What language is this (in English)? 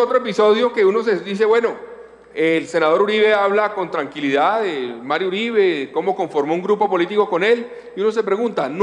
Spanish